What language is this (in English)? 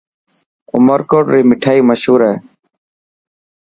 Dhatki